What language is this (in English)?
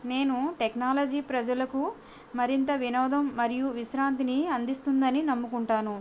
Telugu